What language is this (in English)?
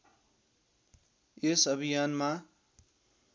Nepali